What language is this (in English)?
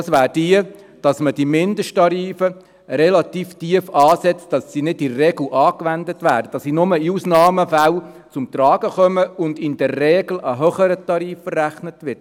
Swiss German